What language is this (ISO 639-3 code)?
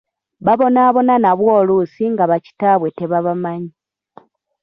lug